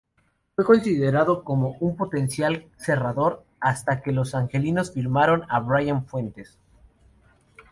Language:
Spanish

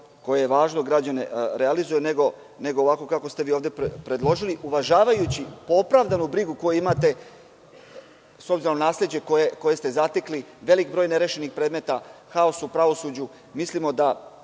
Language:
Serbian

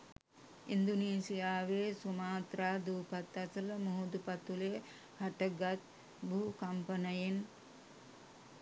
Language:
Sinhala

